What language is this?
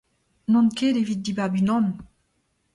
Breton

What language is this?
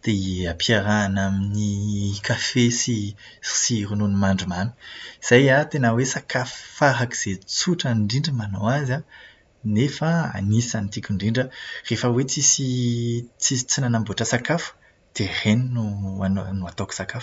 Malagasy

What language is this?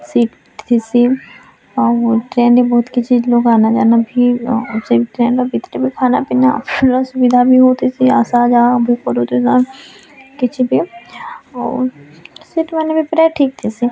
Odia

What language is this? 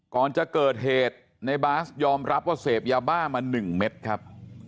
Thai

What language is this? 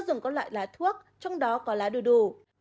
Vietnamese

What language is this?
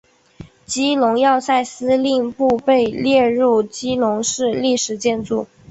Chinese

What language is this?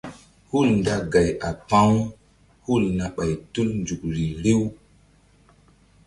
Mbum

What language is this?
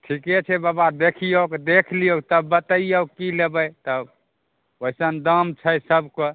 Maithili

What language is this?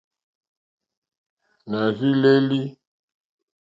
Mokpwe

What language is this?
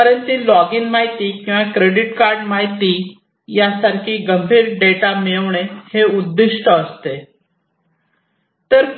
Marathi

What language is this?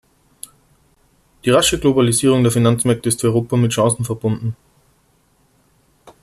German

